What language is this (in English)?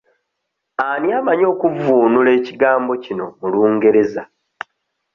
Ganda